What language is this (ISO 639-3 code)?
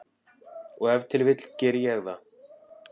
isl